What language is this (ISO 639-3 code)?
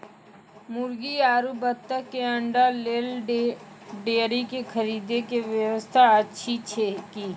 mai